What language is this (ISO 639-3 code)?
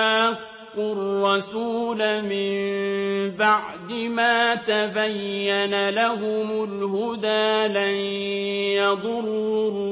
ara